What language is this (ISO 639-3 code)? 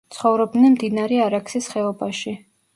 kat